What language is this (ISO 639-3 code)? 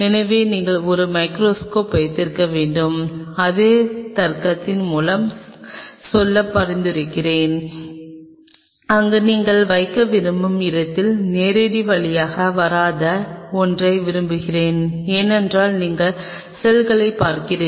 tam